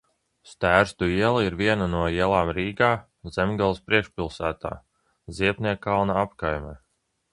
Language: Latvian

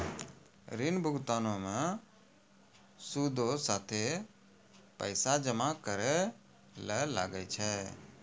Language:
Maithili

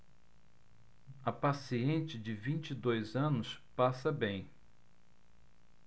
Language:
Portuguese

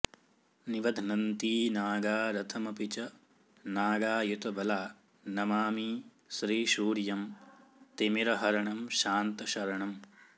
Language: Sanskrit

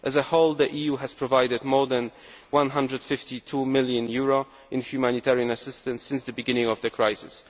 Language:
English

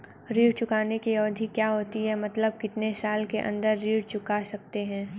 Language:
Hindi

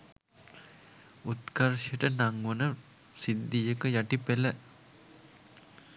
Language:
Sinhala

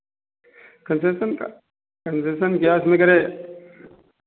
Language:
Hindi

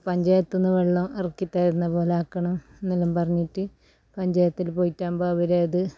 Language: Malayalam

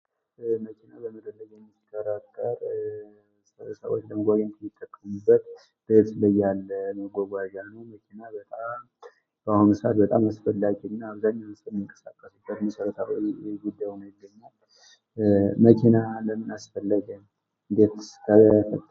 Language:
Amharic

